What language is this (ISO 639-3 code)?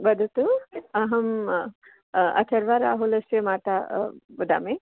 san